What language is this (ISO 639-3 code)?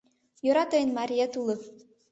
chm